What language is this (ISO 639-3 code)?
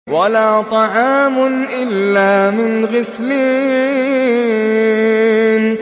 ara